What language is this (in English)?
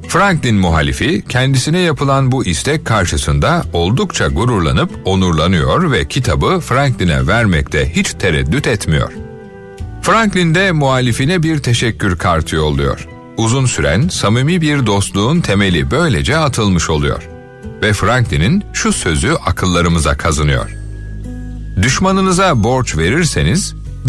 Turkish